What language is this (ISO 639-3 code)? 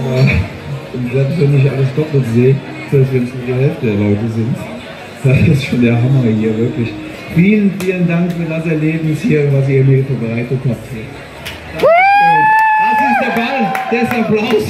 deu